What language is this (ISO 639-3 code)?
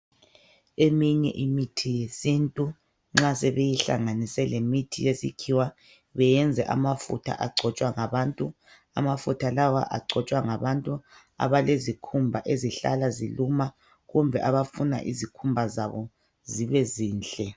nde